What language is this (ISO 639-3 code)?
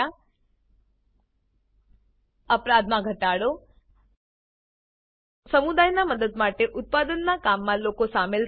guj